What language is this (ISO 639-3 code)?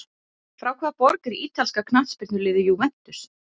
isl